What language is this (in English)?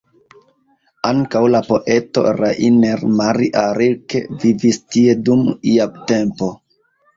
Esperanto